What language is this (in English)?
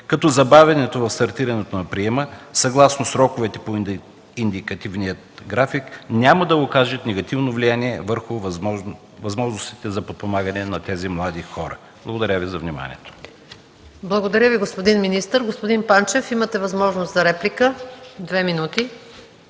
Bulgarian